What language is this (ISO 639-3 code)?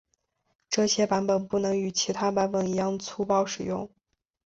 zho